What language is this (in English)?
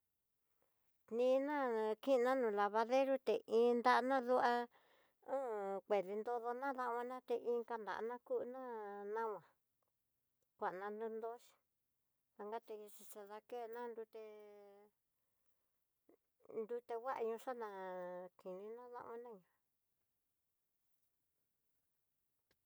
Tidaá Mixtec